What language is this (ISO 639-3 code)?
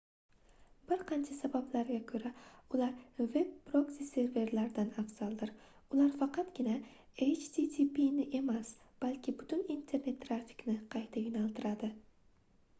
uzb